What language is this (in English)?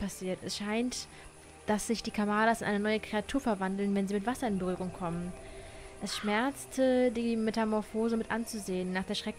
German